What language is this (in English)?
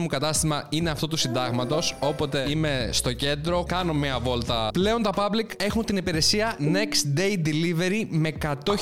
Greek